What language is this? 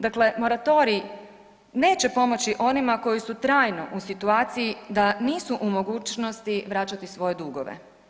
Croatian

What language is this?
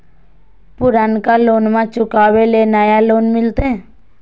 Magahi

